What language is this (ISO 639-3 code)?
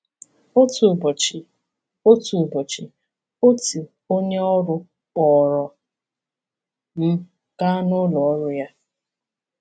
ibo